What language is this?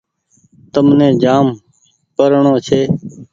Goaria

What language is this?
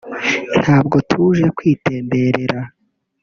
Kinyarwanda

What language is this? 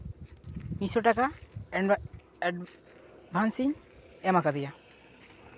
Santali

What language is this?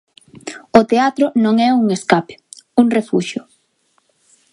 Galician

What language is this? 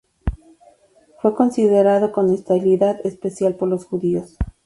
Spanish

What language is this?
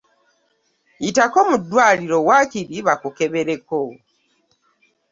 Ganda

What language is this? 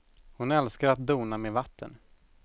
Swedish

